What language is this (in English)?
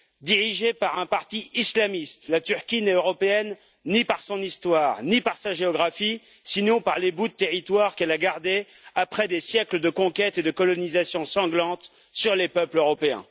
French